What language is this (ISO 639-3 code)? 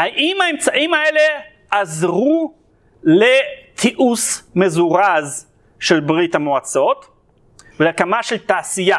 heb